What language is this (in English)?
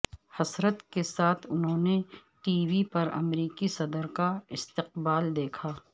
Urdu